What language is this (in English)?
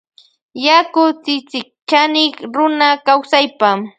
Loja Highland Quichua